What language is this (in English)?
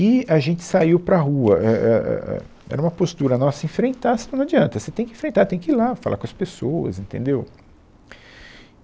Portuguese